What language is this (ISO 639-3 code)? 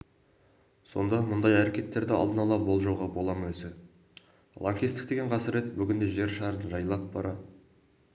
kaz